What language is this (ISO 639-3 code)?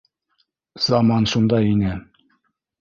bak